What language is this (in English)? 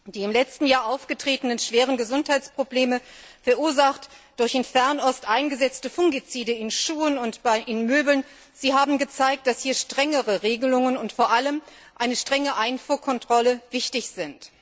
German